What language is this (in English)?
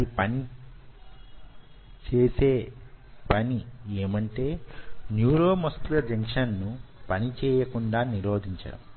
Telugu